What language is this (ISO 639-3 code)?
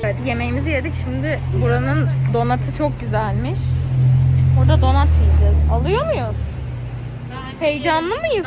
tur